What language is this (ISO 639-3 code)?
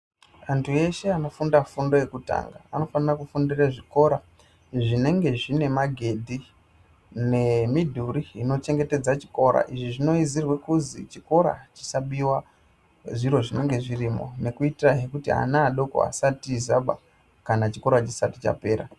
ndc